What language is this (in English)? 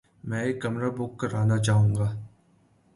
Urdu